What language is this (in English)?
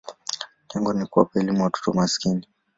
Swahili